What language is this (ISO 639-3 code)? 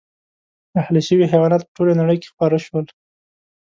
pus